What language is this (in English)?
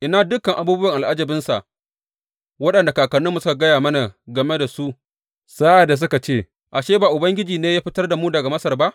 Hausa